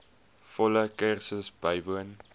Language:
Afrikaans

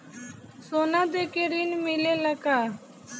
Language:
Bhojpuri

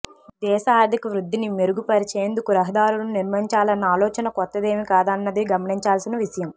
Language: Telugu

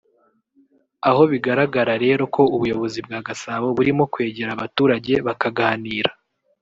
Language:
Kinyarwanda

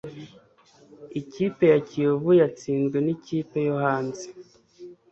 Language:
Kinyarwanda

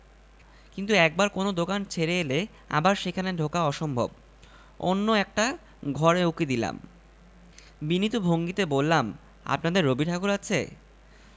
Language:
Bangla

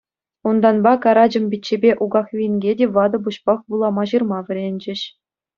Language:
Chuvash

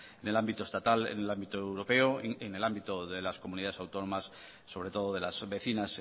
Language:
Spanish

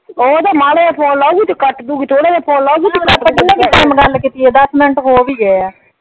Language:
Punjabi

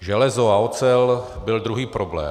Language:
Czech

